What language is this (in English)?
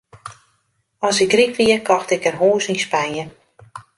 Western Frisian